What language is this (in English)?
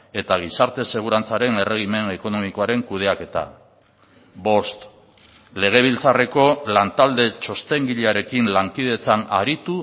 Basque